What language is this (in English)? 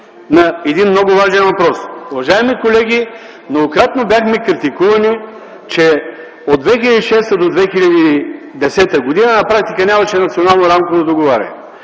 Bulgarian